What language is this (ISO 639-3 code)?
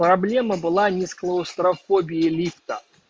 rus